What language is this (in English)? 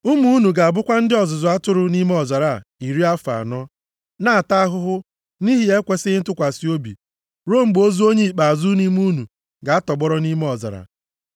Igbo